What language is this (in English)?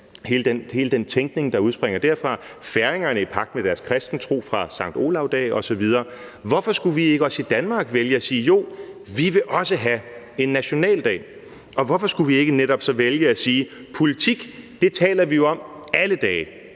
Danish